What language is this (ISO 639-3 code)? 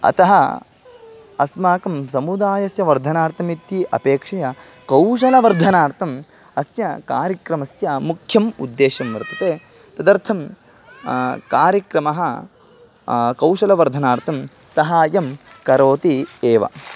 san